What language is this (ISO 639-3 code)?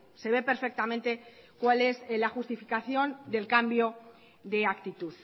spa